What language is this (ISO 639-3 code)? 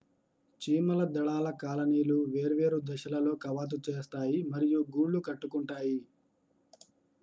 tel